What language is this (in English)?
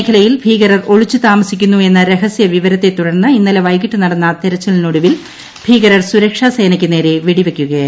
Malayalam